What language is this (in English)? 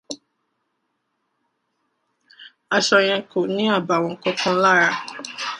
Yoruba